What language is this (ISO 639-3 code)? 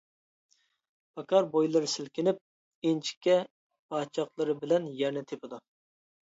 uig